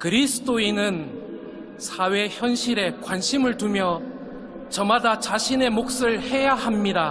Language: Korean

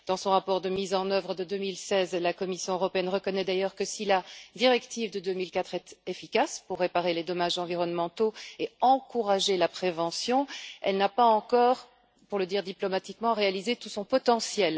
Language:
French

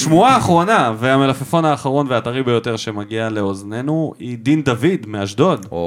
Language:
Hebrew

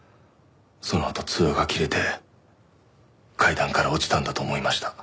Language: Japanese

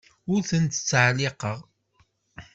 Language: Kabyle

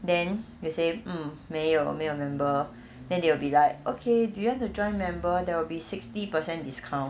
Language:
English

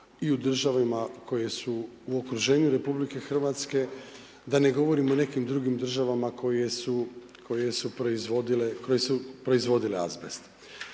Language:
Croatian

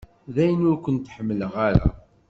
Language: Kabyle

